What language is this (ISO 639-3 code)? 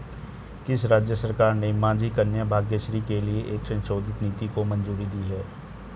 hin